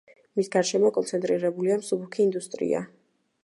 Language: Georgian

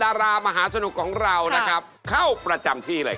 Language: Thai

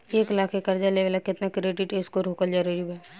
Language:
Bhojpuri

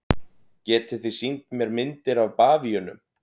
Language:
Icelandic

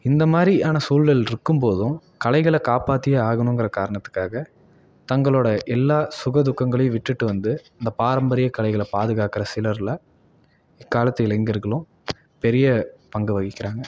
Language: Tamil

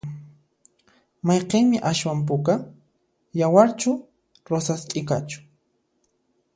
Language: Puno Quechua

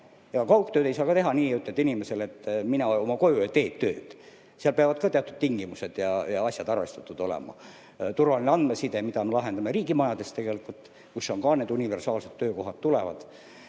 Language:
Estonian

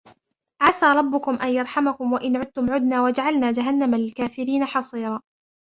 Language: Arabic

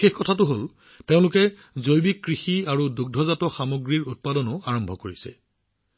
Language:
Assamese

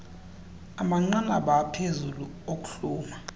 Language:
Xhosa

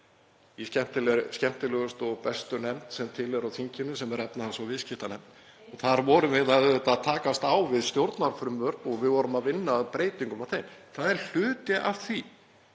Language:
Icelandic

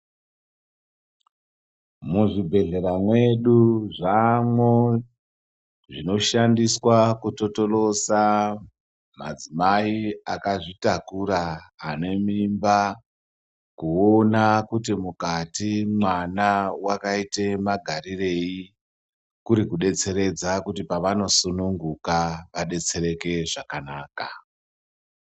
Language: Ndau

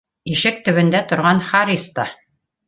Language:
Bashkir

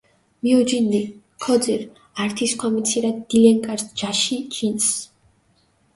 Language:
Mingrelian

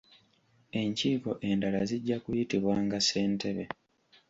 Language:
Ganda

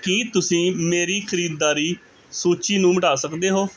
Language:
Punjabi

